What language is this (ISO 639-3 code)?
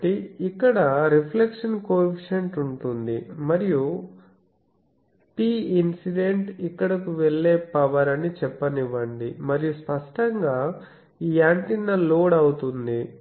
tel